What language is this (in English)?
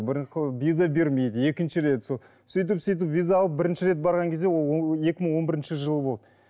Kazakh